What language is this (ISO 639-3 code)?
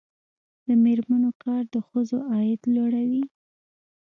pus